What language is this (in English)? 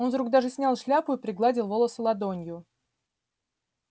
Russian